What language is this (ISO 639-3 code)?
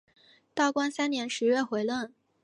zho